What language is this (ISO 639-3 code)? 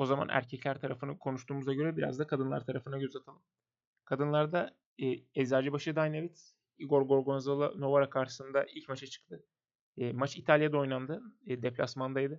tur